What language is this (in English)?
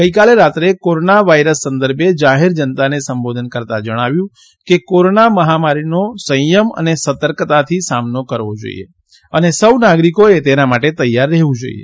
Gujarati